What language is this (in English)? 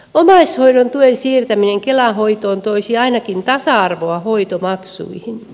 Finnish